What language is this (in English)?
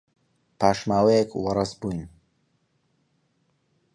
Central Kurdish